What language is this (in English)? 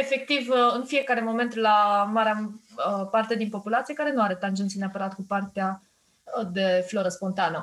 Romanian